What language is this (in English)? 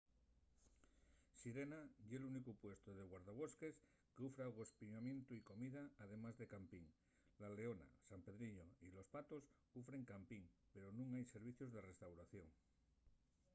Asturian